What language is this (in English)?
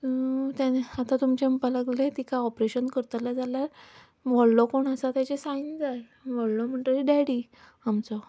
Konkani